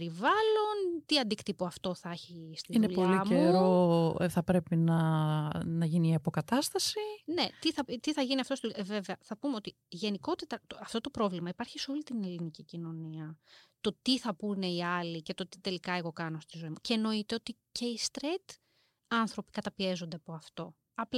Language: Greek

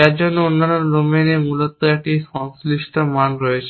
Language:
Bangla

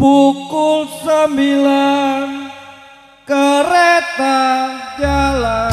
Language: Indonesian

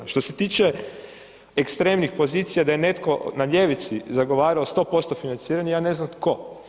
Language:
Croatian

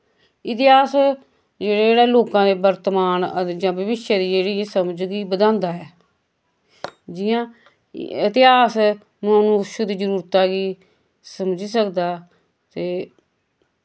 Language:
Dogri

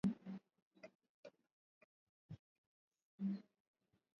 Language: Swahili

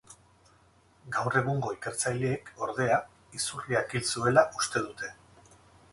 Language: Basque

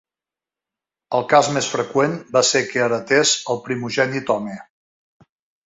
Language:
Catalan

